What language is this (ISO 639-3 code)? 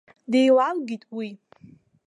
abk